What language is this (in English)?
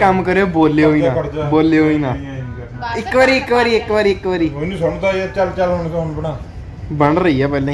Hindi